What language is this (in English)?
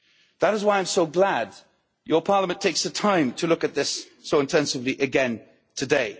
English